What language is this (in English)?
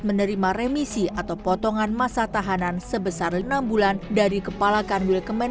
Indonesian